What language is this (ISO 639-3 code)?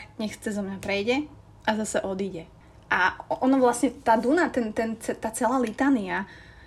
slk